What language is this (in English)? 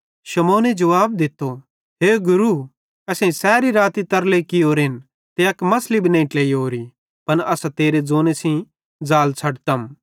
Bhadrawahi